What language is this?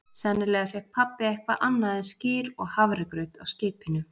Icelandic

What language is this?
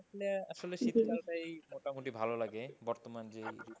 Bangla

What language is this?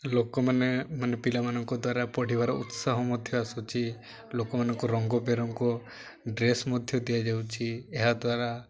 Odia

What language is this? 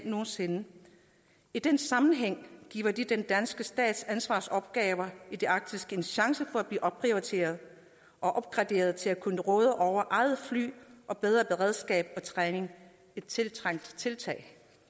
Danish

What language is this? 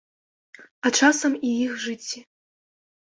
Belarusian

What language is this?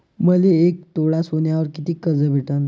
Marathi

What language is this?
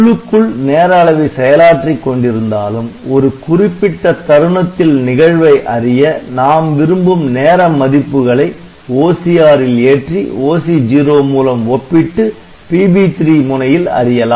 Tamil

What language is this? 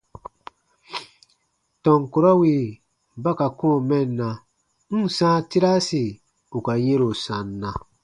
Baatonum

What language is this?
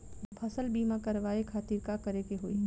Bhojpuri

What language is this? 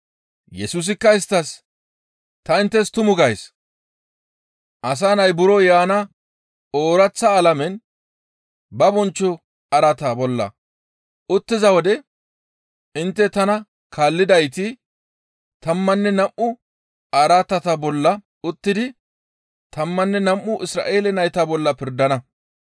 Gamo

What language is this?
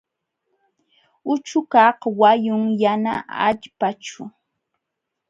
Jauja Wanca Quechua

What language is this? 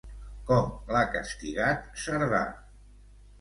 Catalan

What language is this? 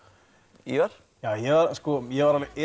Icelandic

